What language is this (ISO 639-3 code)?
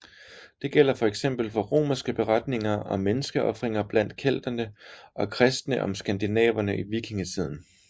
dan